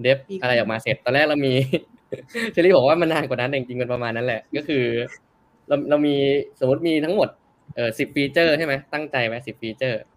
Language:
Thai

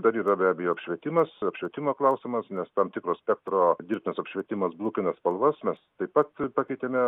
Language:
Lithuanian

